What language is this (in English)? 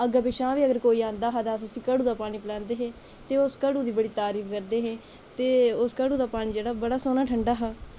Dogri